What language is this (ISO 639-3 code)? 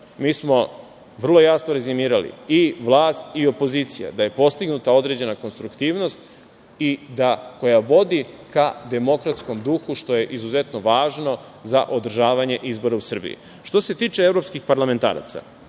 srp